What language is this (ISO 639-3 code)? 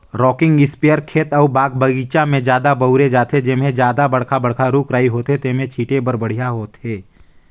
hne